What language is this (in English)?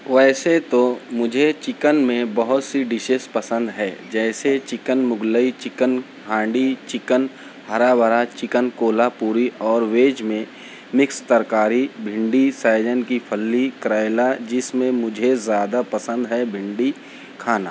Urdu